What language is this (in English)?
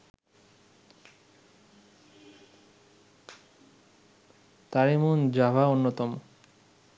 Bangla